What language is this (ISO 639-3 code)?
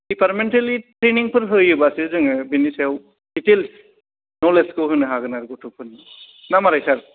brx